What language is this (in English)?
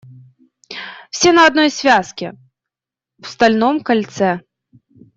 Russian